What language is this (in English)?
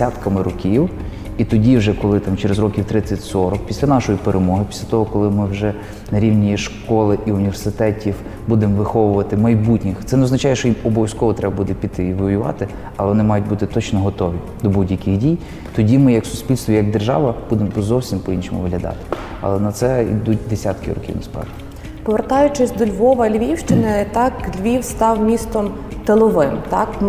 Ukrainian